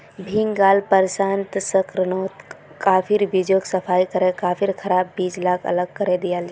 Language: Magahi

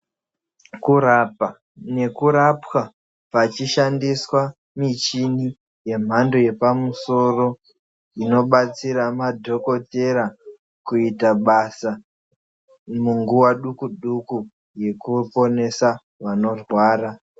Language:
Ndau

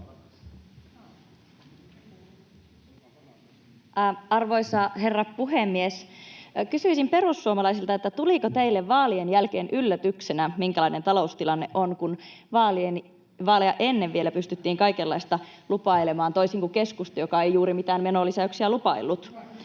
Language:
Finnish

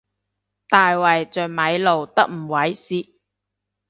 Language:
Cantonese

